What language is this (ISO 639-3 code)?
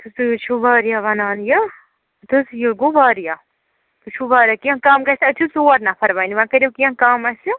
kas